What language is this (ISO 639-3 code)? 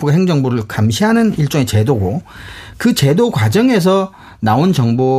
kor